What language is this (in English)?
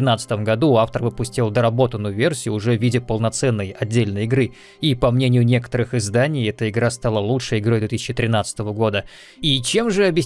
Russian